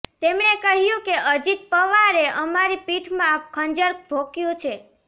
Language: Gujarati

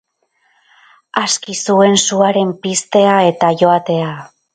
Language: Basque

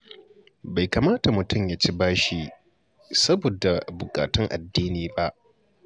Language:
Hausa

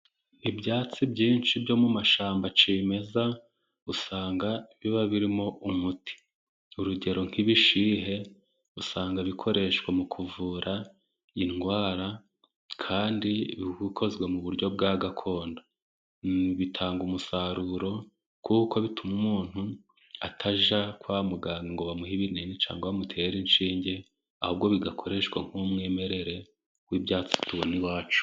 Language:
Kinyarwanda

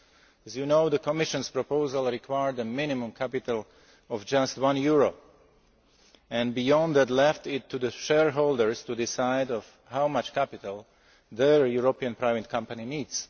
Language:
English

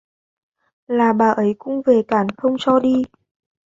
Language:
Vietnamese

